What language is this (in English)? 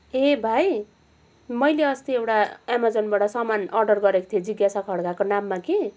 Nepali